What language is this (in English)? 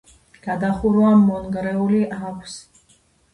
Georgian